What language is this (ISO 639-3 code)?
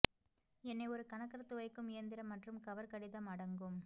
tam